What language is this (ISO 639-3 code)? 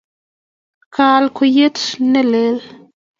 kln